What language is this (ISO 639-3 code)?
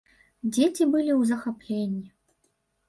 bel